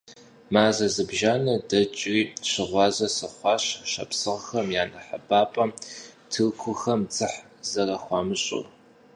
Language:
Kabardian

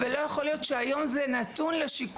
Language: Hebrew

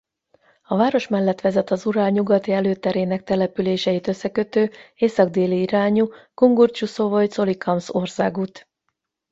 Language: Hungarian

